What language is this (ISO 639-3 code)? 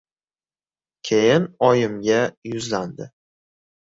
uzb